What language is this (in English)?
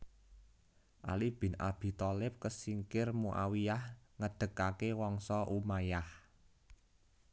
Javanese